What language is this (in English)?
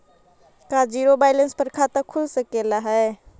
Magahi